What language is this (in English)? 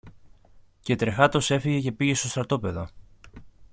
Greek